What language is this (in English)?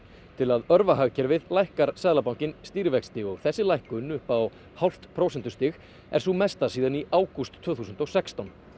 Icelandic